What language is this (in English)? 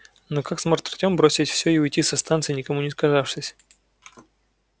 Russian